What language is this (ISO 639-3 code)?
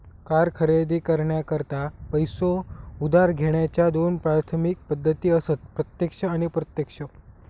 mar